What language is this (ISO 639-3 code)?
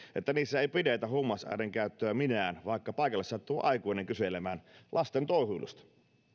fin